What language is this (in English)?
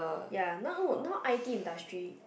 English